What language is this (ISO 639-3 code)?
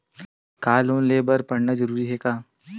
hne